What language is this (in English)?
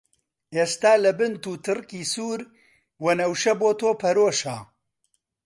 Central Kurdish